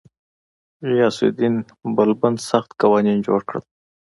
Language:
Pashto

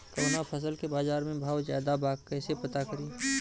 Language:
Bhojpuri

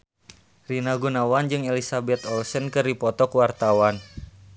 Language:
Sundanese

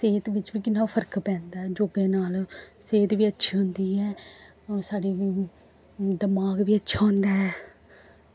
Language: Dogri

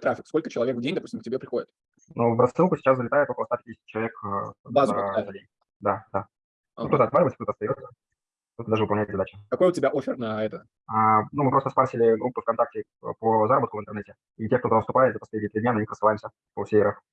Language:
Russian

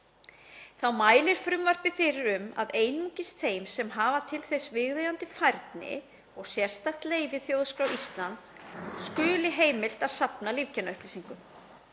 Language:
Icelandic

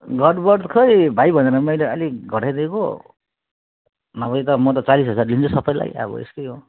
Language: Nepali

